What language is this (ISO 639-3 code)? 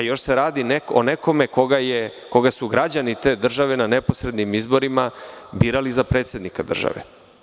srp